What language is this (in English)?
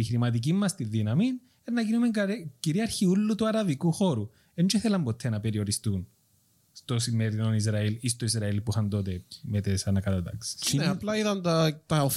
Greek